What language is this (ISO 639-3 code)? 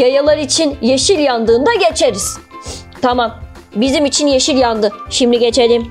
tur